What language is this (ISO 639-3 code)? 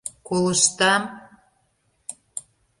chm